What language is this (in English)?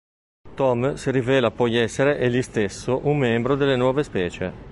Italian